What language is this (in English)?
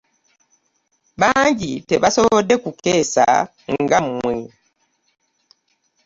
Ganda